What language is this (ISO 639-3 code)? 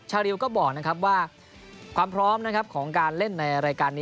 tha